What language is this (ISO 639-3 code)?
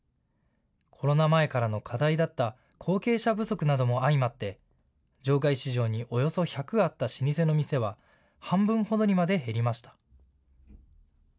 jpn